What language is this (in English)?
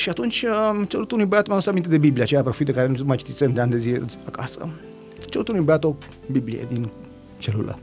Romanian